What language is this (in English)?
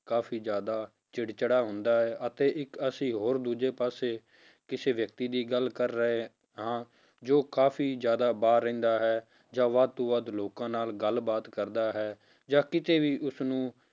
Punjabi